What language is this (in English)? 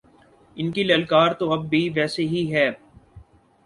Urdu